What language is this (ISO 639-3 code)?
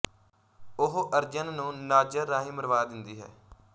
pan